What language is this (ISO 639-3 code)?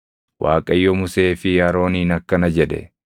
orm